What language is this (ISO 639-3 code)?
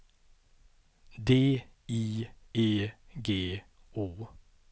swe